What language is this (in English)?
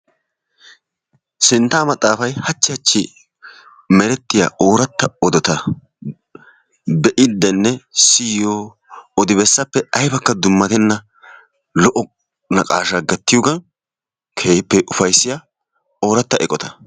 Wolaytta